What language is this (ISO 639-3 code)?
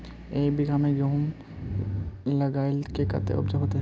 mag